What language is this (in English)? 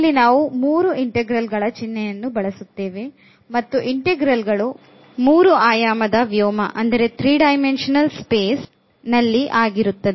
Kannada